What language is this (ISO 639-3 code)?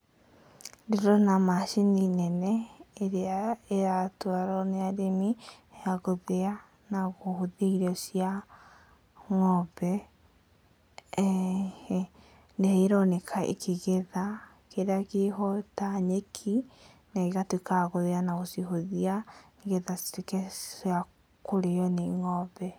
kik